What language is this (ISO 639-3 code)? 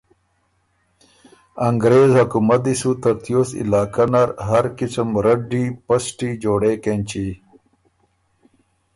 oru